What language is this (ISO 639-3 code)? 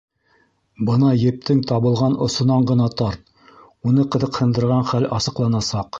bak